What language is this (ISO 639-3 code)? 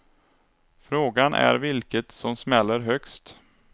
swe